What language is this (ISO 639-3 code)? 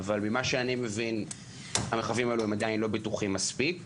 heb